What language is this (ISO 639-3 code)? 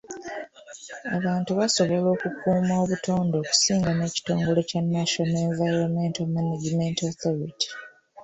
lug